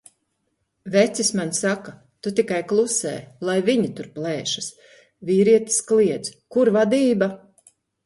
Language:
Latvian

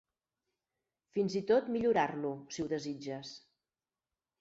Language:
Catalan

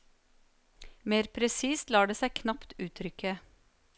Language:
Norwegian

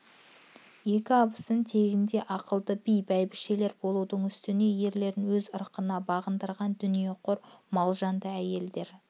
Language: Kazakh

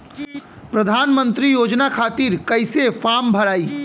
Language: Bhojpuri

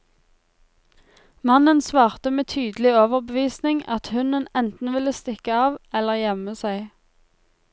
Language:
Norwegian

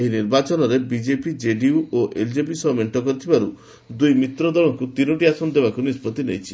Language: Odia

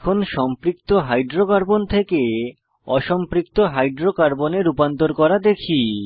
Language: Bangla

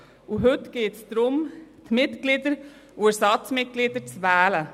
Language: Swiss German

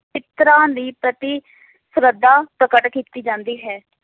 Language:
Punjabi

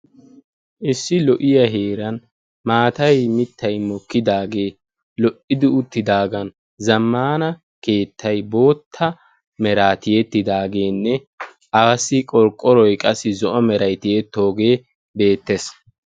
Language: Wolaytta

